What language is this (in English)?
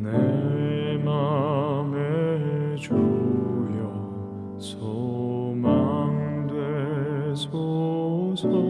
Korean